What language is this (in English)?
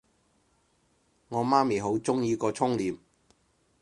Cantonese